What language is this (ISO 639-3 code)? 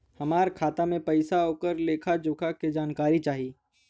bho